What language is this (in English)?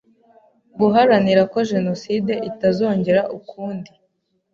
Kinyarwanda